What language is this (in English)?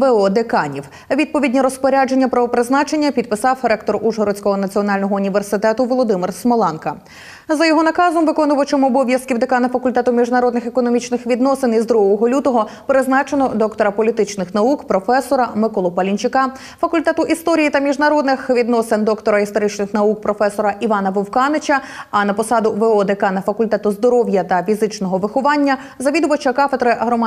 Ukrainian